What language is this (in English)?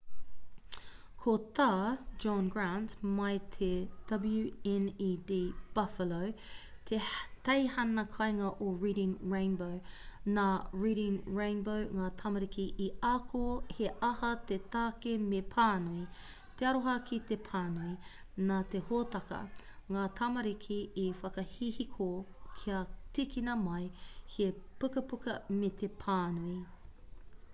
Māori